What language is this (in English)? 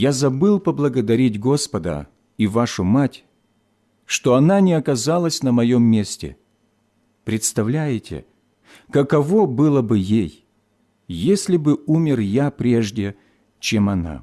Russian